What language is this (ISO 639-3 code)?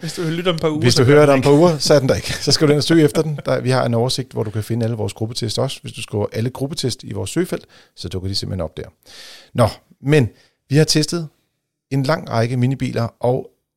dan